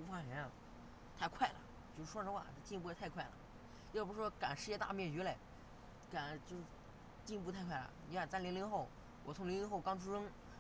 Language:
Chinese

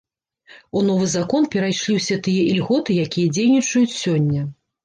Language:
Belarusian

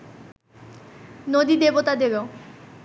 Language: Bangla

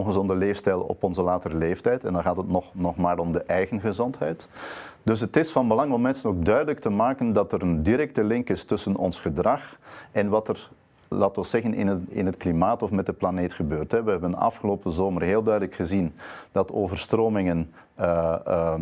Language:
Dutch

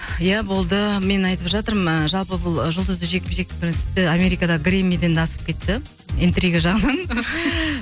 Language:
Kazakh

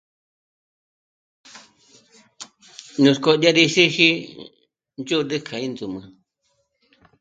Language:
Michoacán Mazahua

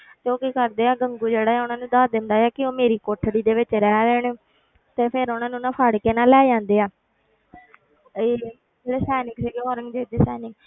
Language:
Punjabi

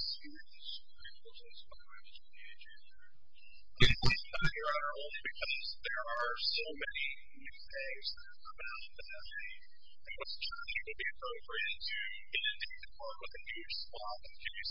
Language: English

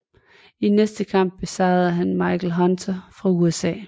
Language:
Danish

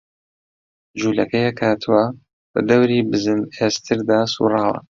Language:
Central Kurdish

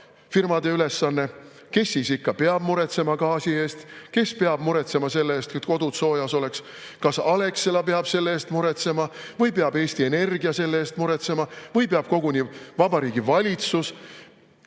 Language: Estonian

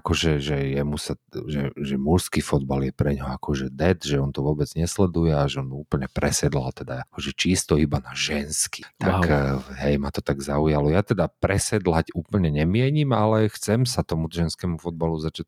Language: Slovak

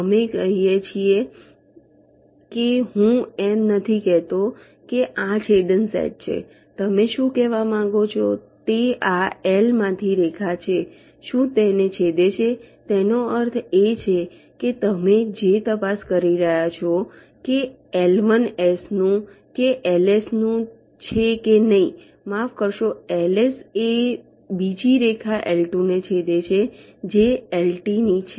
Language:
Gujarati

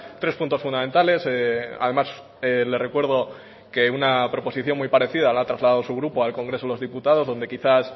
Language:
Spanish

